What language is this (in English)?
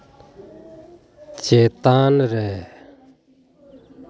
Santali